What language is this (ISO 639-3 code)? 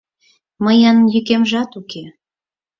chm